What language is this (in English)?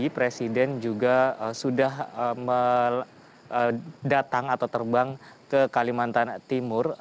Indonesian